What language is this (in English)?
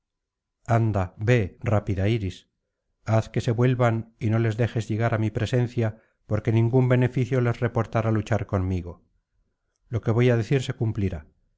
Spanish